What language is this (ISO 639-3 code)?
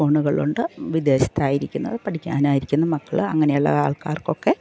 mal